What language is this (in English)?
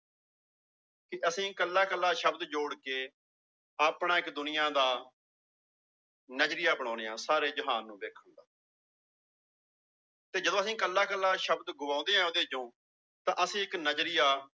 Punjabi